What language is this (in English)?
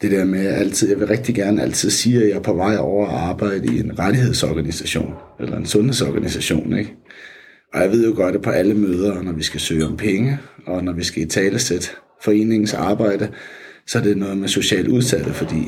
Danish